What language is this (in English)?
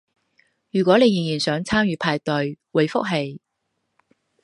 Cantonese